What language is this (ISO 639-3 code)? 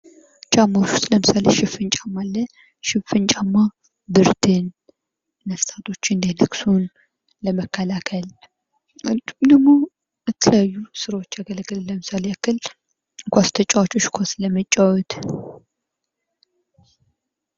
amh